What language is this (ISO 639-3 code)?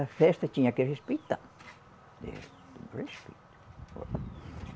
por